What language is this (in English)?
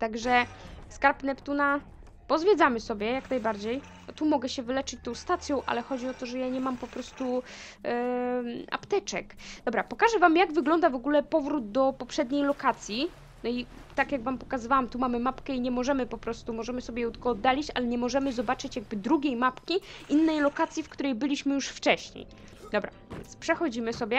Polish